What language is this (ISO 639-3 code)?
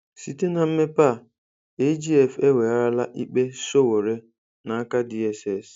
ibo